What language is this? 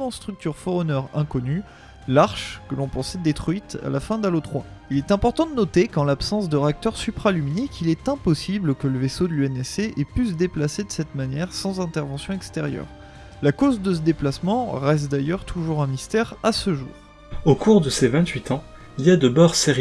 French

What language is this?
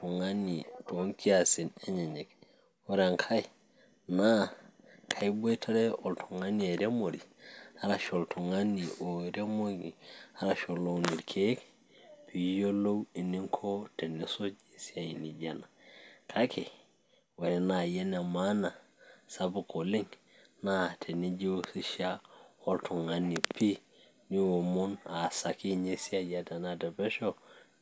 Masai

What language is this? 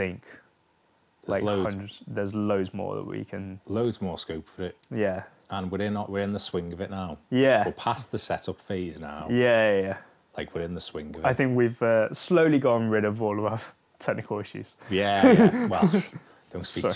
English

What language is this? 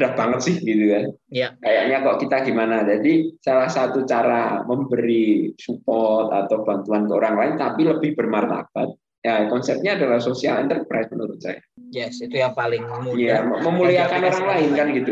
Indonesian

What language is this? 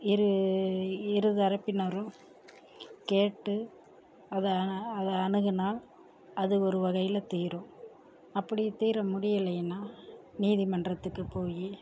Tamil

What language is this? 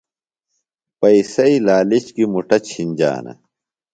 Phalura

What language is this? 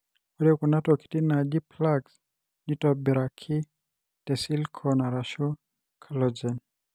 Masai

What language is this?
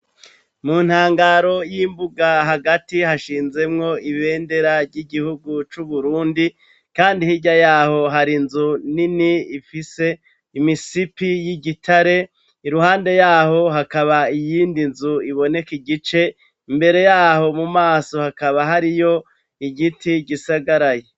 Rundi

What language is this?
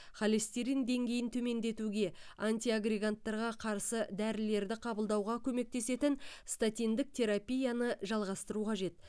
Kazakh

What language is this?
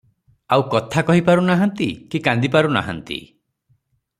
Odia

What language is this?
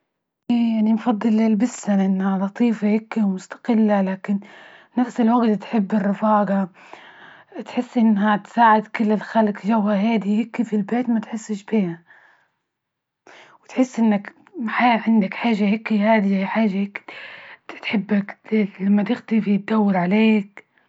Libyan Arabic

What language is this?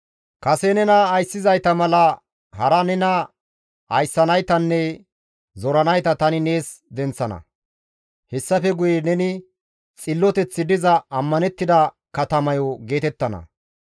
Gamo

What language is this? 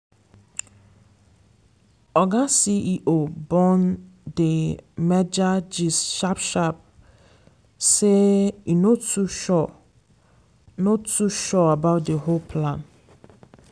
Nigerian Pidgin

